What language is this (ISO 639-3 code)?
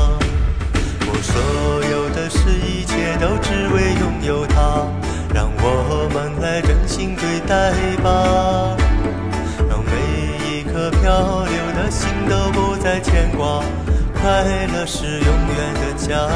zho